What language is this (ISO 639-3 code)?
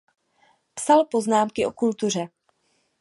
ces